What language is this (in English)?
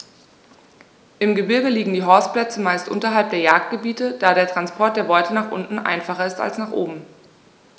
German